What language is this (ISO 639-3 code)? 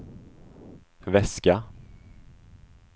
swe